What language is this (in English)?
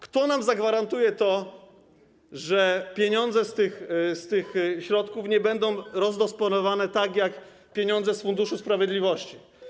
Polish